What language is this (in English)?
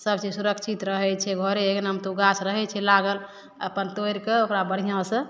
Maithili